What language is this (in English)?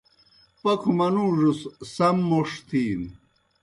Kohistani Shina